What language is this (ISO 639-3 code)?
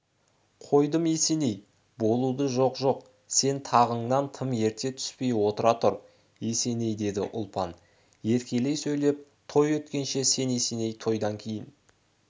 kaz